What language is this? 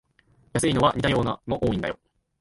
Japanese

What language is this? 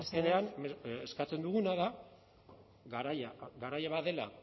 Basque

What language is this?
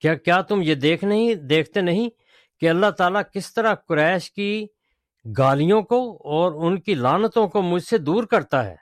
Urdu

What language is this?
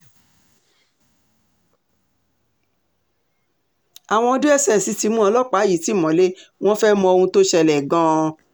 Yoruba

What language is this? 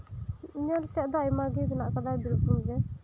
Santali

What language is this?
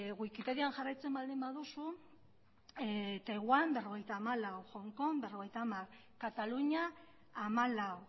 Basque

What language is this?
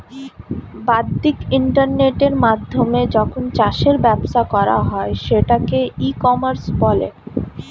Bangla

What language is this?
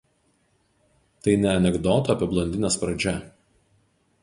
Lithuanian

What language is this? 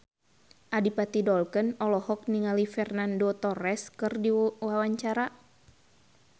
Sundanese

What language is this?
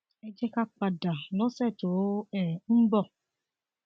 Yoruba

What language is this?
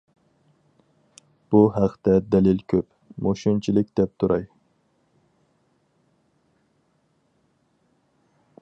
Uyghur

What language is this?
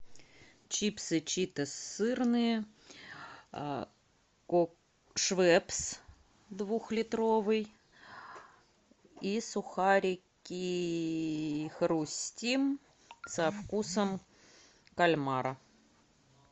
Russian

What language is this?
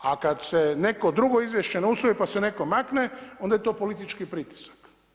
Croatian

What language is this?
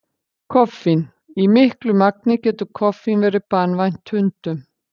Icelandic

